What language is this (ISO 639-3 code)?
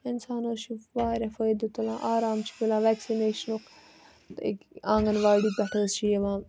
kas